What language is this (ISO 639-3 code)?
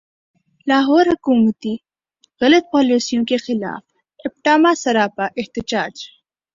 urd